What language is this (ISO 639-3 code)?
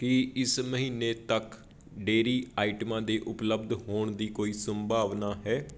pan